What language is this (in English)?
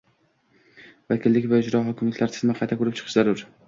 Uzbek